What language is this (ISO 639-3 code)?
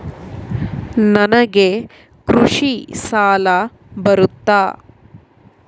kan